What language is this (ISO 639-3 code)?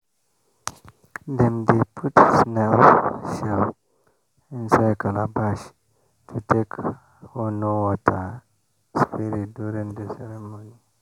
pcm